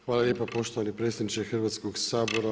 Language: Croatian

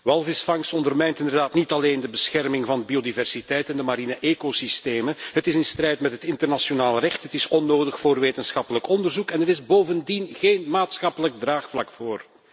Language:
Dutch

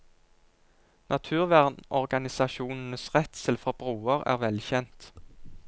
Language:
Norwegian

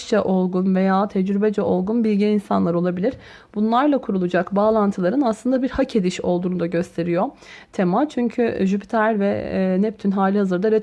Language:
Turkish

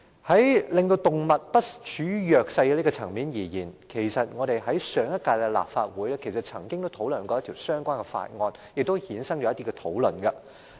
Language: Cantonese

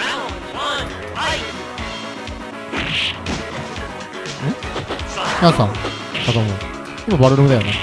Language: Japanese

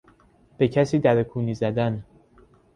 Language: Persian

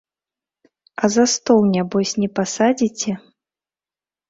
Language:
Belarusian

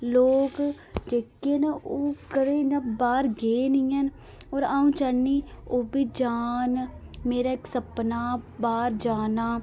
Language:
Dogri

